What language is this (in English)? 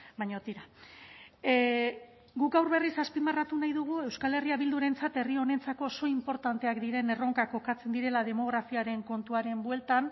Basque